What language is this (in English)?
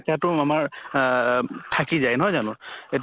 Assamese